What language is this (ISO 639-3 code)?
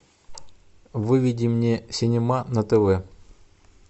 rus